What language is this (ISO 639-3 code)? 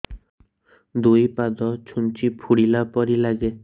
ori